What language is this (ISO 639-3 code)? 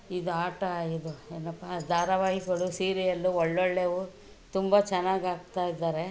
kan